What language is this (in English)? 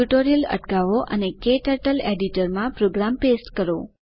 Gujarati